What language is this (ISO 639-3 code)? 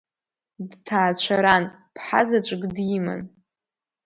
abk